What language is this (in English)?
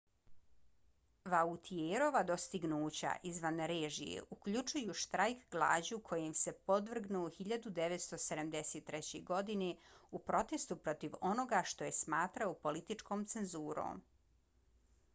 Bosnian